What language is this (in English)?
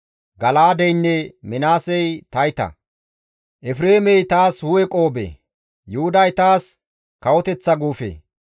Gamo